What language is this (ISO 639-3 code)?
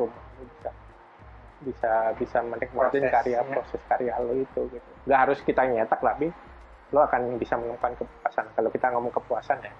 ind